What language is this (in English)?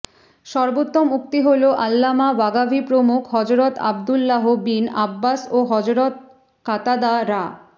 Bangla